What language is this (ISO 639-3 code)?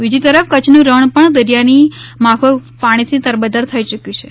guj